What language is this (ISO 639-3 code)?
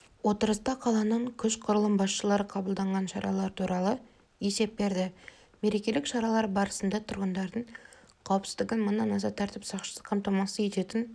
kaz